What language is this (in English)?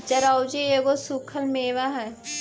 Magahi